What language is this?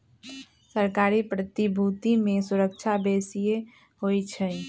Magahi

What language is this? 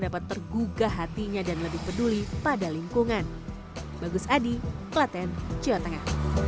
Indonesian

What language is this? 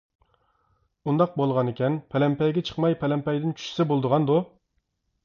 Uyghur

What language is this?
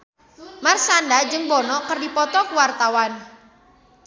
Sundanese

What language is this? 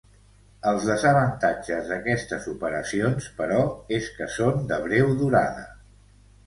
Catalan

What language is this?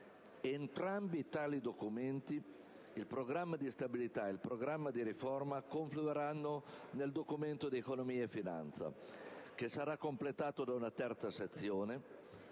Italian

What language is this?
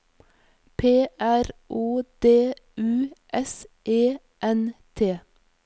Norwegian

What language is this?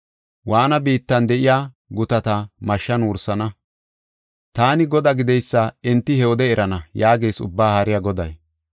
Gofa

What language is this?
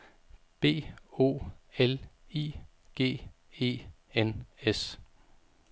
Danish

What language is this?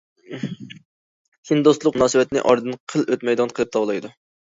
Uyghur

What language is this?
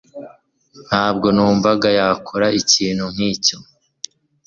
Kinyarwanda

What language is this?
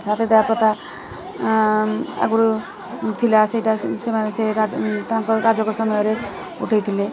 Odia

